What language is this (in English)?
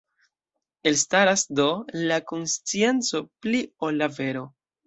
Esperanto